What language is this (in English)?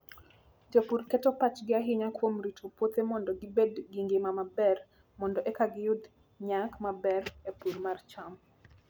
Luo (Kenya and Tanzania)